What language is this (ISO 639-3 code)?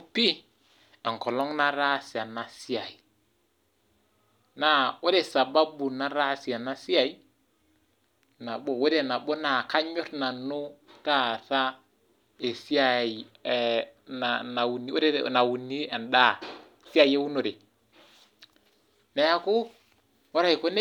mas